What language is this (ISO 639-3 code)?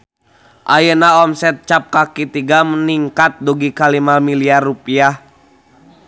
sun